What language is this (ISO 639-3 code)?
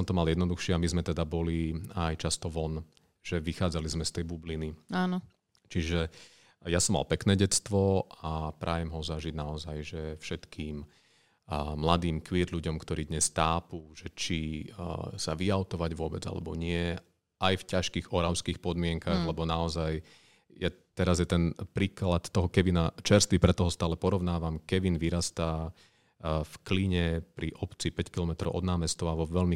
slk